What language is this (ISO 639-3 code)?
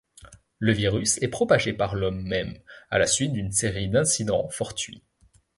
fra